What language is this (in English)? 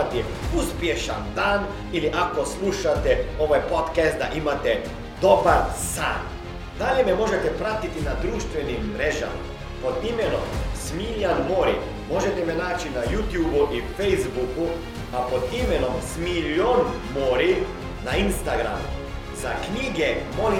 Croatian